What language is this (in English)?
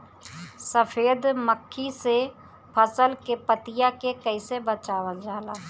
Bhojpuri